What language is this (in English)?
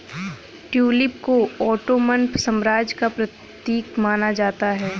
Hindi